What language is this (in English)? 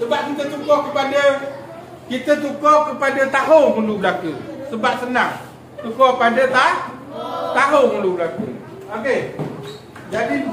Malay